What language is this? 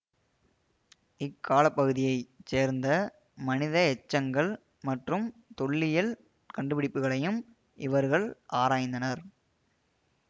Tamil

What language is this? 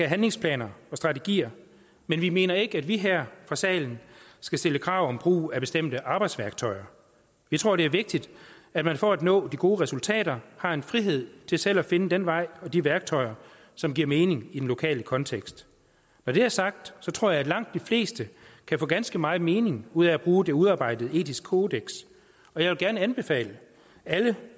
Danish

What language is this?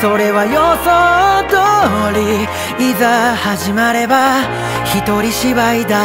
Japanese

